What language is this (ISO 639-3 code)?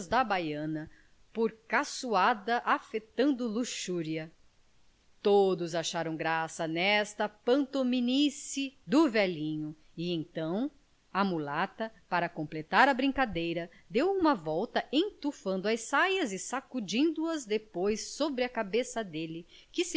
por